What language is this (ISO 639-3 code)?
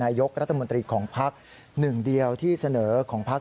tha